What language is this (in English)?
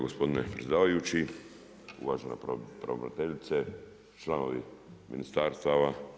Croatian